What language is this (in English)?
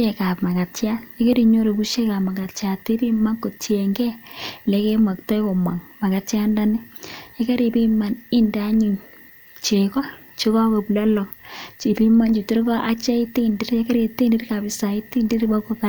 Kalenjin